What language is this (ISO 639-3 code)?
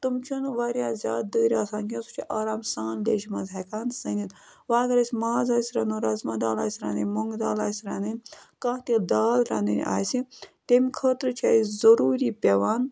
kas